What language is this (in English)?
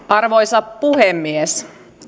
Finnish